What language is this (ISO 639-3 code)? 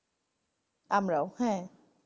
ben